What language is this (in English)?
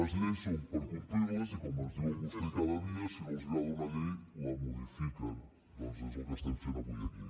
Catalan